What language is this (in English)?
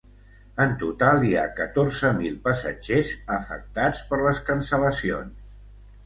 Catalan